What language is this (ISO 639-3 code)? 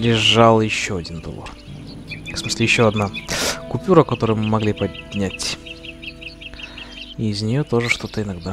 rus